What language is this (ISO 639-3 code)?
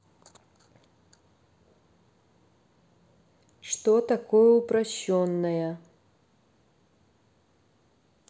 rus